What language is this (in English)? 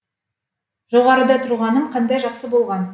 Kazakh